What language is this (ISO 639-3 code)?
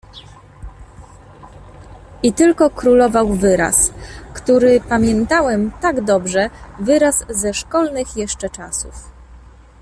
pol